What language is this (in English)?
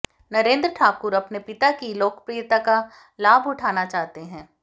Hindi